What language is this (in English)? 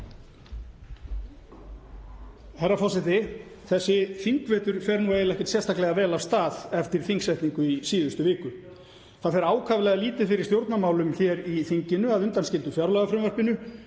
Icelandic